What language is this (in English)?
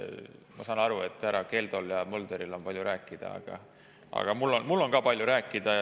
Estonian